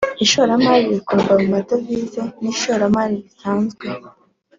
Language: Kinyarwanda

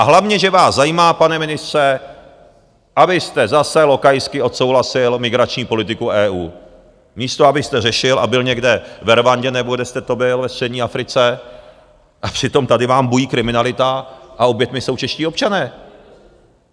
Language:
Czech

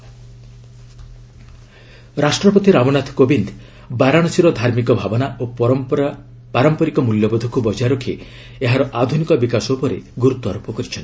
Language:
Odia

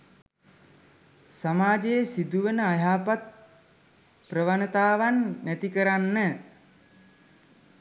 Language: Sinhala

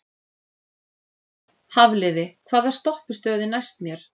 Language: Icelandic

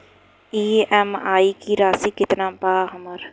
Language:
Bhojpuri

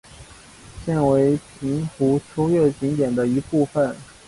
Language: Chinese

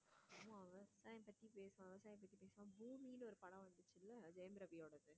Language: Tamil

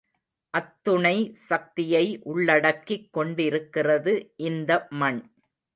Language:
Tamil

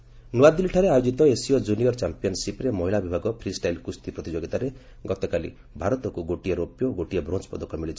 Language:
Odia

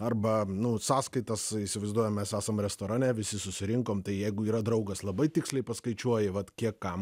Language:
Lithuanian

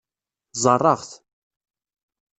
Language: Kabyle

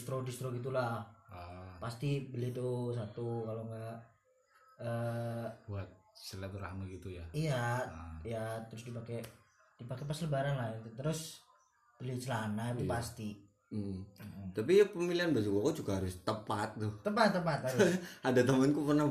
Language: Indonesian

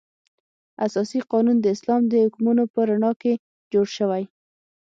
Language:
Pashto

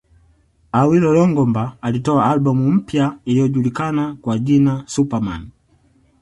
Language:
Swahili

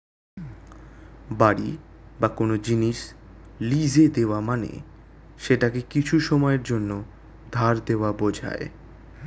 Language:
Bangla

